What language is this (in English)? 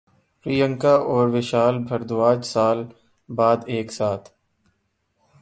Urdu